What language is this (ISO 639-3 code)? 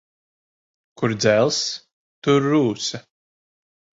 lav